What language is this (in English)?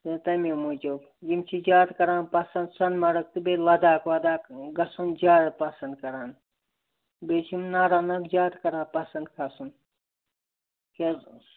Kashmiri